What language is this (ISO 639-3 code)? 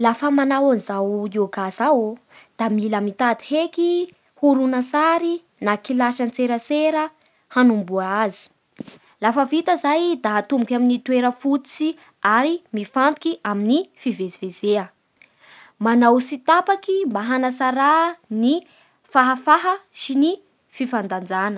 bhr